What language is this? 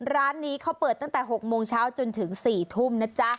Thai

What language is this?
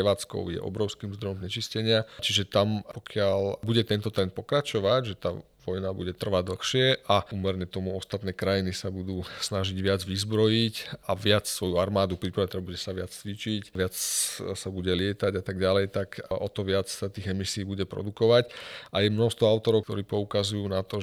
Slovak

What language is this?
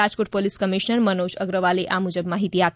Gujarati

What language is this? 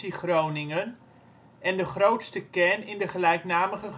Dutch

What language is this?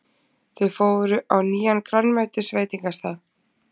Icelandic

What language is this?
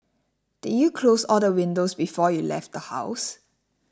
English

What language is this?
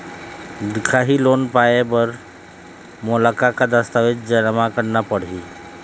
Chhattisgarhi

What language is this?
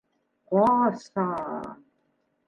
Bashkir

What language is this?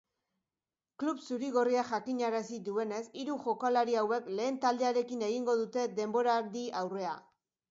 Basque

